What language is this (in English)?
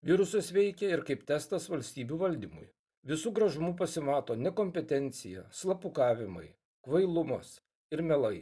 Lithuanian